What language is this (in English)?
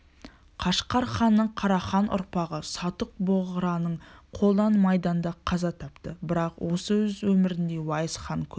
Kazakh